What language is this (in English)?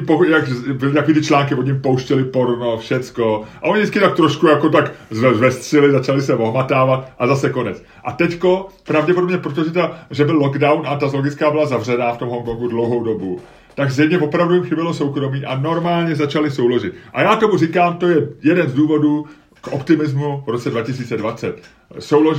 Czech